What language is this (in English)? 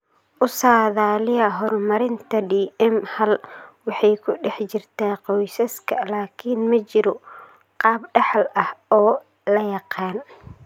Somali